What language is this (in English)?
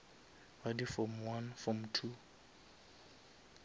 Northern Sotho